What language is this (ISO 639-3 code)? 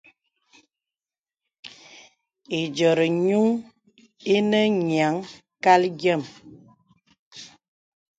beb